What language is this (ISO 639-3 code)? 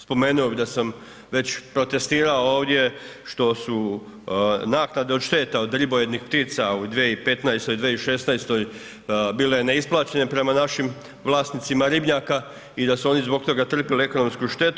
hrv